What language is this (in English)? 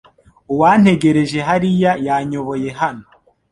Kinyarwanda